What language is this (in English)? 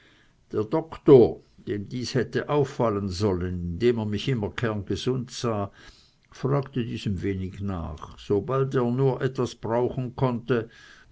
German